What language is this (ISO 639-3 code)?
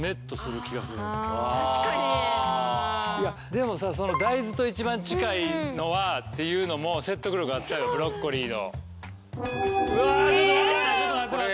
jpn